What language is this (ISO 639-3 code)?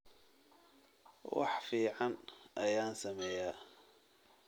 som